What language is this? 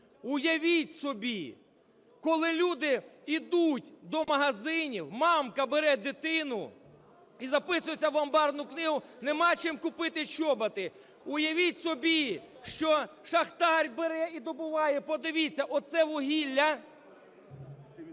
Ukrainian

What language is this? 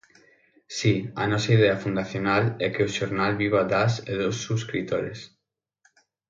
Galician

